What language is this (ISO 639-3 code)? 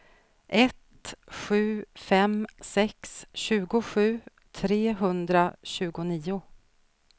swe